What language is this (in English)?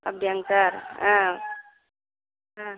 Tamil